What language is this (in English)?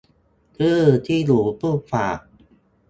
Thai